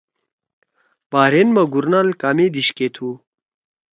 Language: Torwali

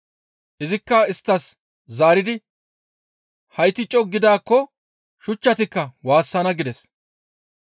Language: Gamo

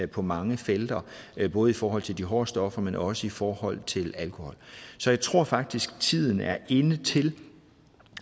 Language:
Danish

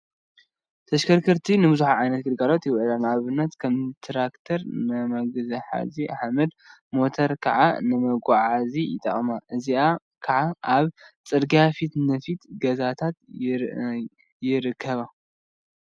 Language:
Tigrinya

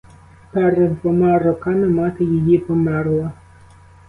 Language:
Ukrainian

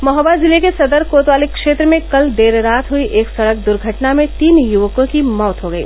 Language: Hindi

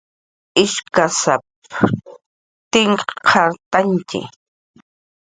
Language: Jaqaru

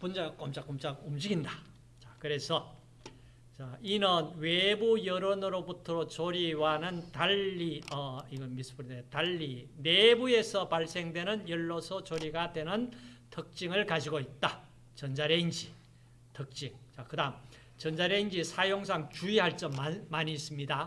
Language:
Korean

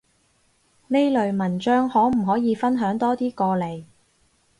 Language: Cantonese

